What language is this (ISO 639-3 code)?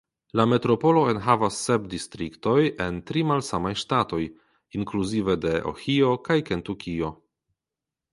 epo